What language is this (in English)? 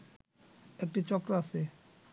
Bangla